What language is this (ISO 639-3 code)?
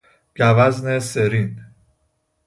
fas